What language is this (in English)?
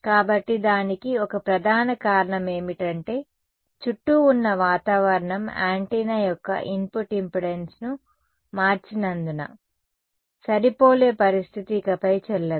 Telugu